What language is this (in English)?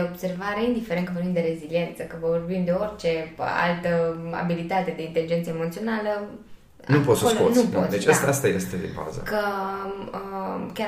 Romanian